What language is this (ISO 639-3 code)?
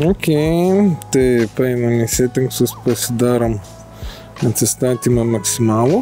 lit